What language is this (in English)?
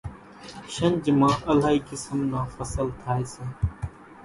Kachi Koli